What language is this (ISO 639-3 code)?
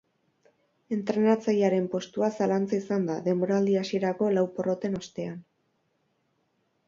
eus